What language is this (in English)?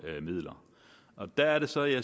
Danish